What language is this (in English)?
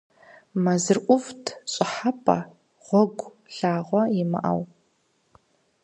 Kabardian